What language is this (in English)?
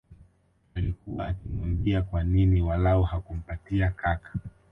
Swahili